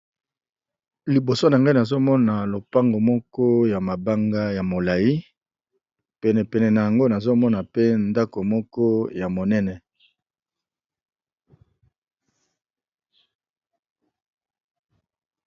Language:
Lingala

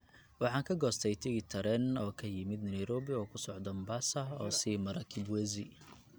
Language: Somali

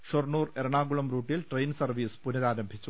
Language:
Malayalam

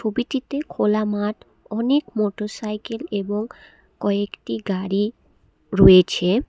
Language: Bangla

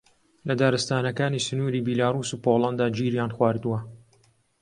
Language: Central Kurdish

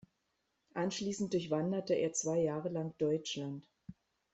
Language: German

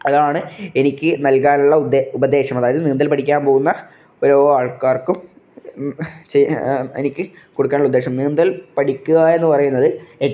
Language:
Malayalam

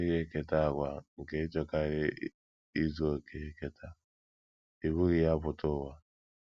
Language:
Igbo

